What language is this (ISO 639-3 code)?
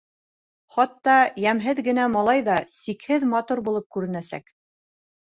bak